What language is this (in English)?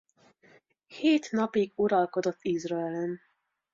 Hungarian